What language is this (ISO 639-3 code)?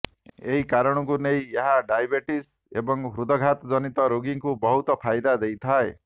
ori